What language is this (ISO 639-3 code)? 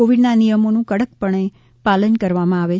guj